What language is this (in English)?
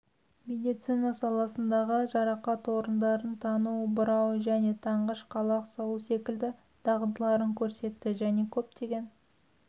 Kazakh